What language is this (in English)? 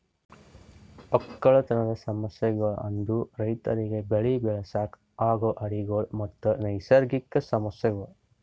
Kannada